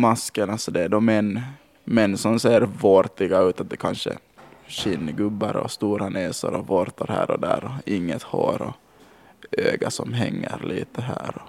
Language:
Swedish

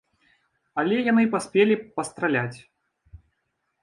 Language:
Belarusian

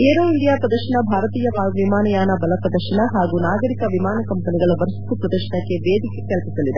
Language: Kannada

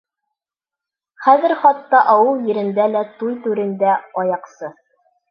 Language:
Bashkir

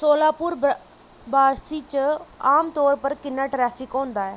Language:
Dogri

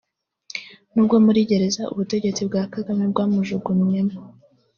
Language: Kinyarwanda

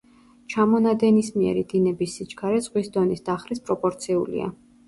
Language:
Georgian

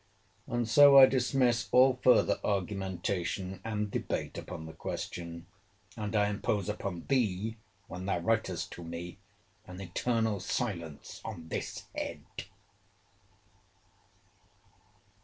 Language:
English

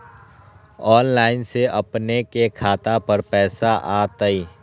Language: Magahi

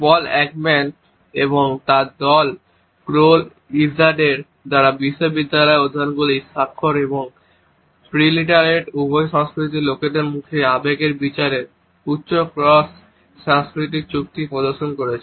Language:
Bangla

